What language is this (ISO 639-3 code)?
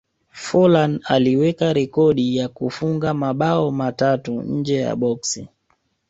swa